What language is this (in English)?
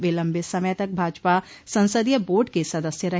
Hindi